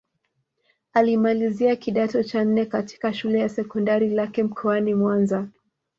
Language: Swahili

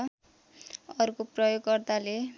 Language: Nepali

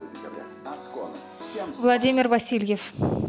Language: Russian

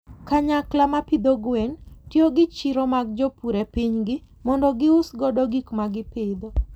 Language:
Luo (Kenya and Tanzania)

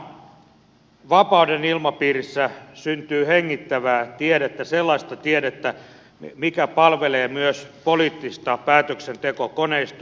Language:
Finnish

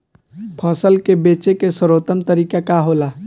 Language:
Bhojpuri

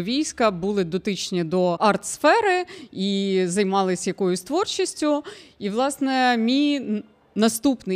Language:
Ukrainian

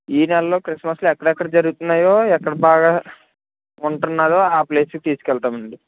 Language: Telugu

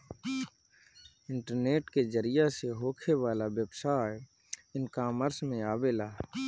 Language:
Bhojpuri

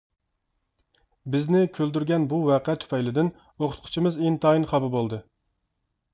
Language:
Uyghur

